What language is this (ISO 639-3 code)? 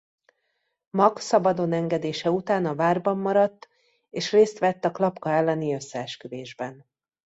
hun